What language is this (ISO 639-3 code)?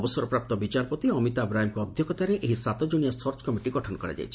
ori